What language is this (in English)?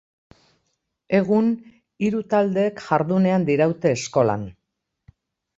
Basque